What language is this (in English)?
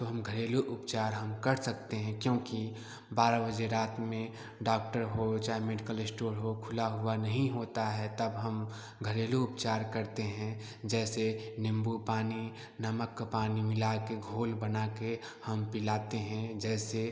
Hindi